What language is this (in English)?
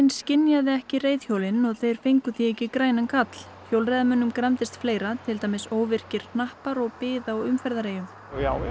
Icelandic